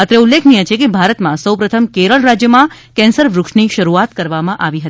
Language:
Gujarati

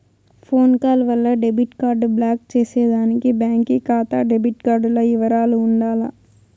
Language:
Telugu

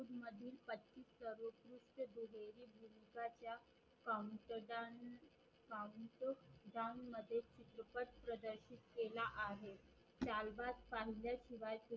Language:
Marathi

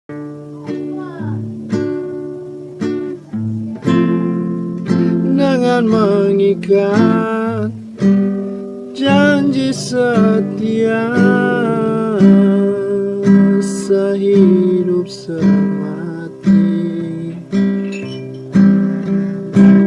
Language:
Indonesian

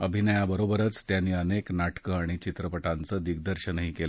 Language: Marathi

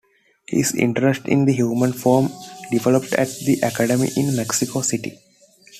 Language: English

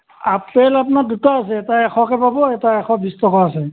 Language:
Assamese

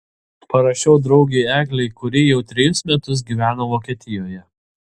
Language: Lithuanian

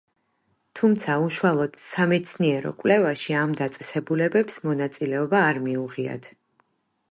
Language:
Georgian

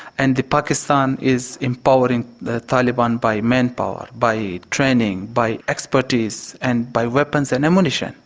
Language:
English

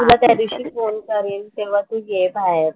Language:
Marathi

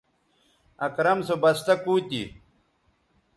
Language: Bateri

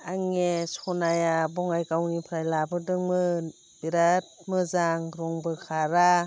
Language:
Bodo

